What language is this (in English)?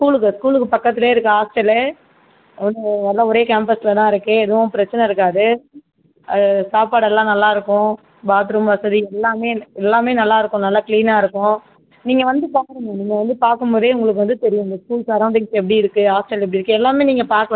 Tamil